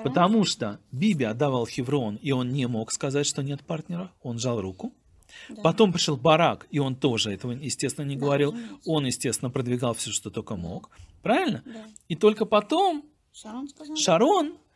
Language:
Russian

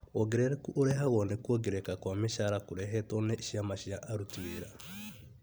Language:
Kikuyu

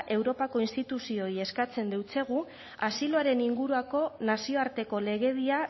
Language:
Basque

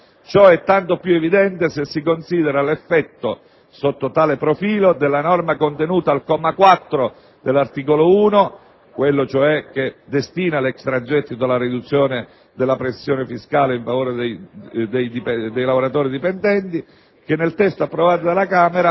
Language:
Italian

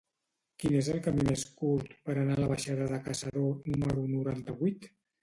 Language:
Catalan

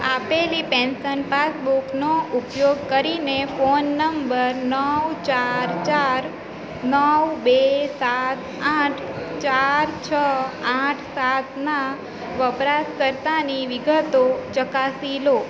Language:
Gujarati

